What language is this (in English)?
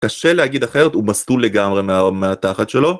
Hebrew